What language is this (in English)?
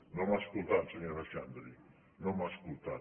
Catalan